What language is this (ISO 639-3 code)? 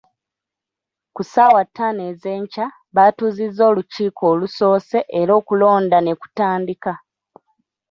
lug